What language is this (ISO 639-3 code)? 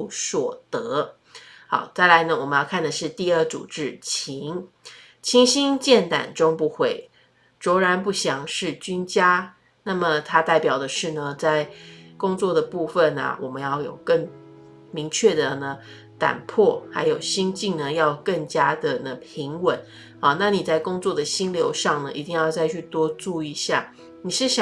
zho